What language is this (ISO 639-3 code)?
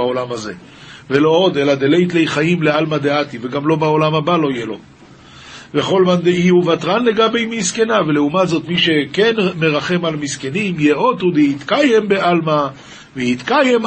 heb